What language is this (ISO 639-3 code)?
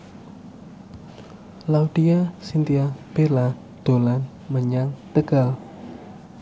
jav